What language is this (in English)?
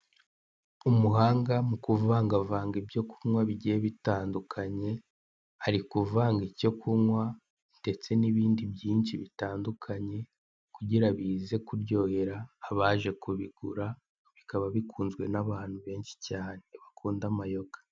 Kinyarwanda